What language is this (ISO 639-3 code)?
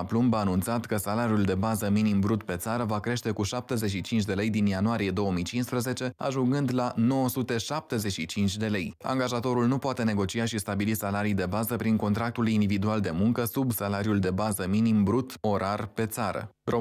ron